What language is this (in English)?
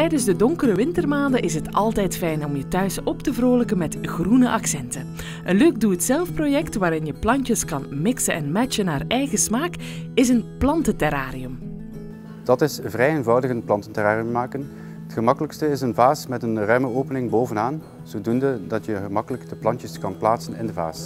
Dutch